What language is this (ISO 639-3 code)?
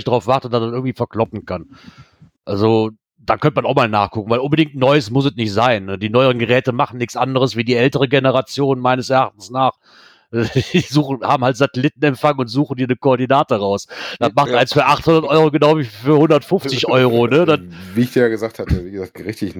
deu